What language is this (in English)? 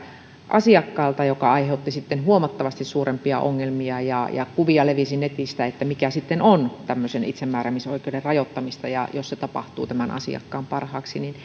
Finnish